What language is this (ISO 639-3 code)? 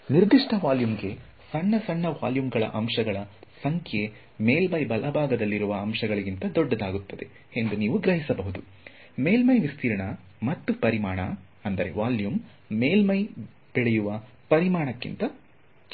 kan